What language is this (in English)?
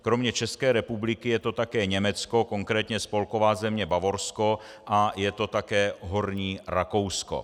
Czech